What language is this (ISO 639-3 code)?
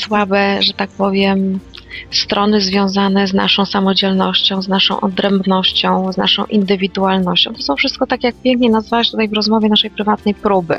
pol